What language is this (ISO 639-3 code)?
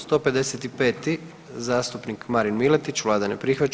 hrv